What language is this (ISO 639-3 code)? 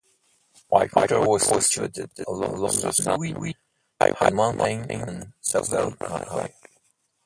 eng